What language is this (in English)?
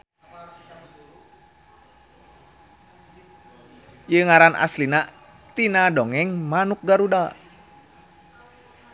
Sundanese